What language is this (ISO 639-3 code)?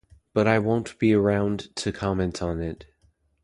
eng